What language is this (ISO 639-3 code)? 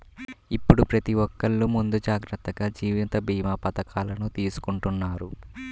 tel